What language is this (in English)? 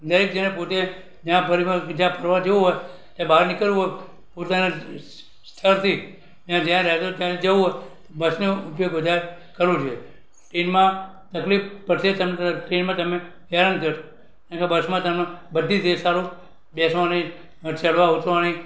Gujarati